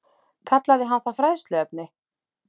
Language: Icelandic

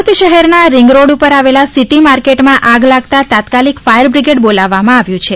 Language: Gujarati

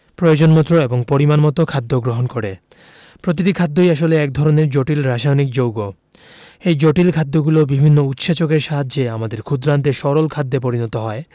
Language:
Bangla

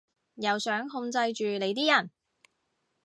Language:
Cantonese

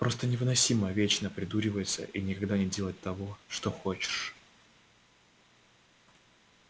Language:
Russian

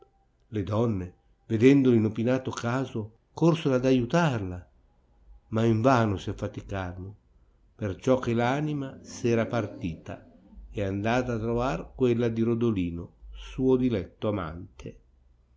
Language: Italian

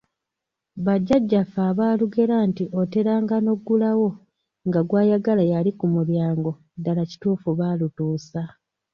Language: Ganda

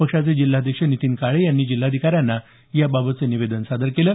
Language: Marathi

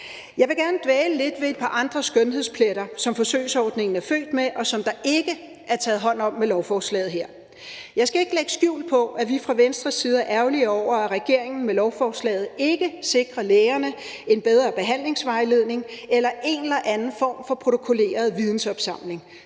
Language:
Danish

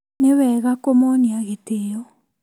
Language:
Kikuyu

